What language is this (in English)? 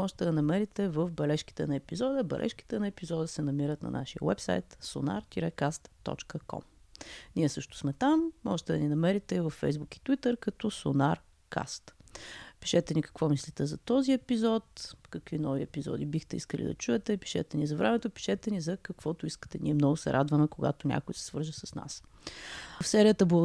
Bulgarian